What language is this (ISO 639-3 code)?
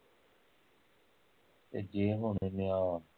pan